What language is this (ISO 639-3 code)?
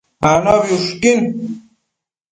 mcf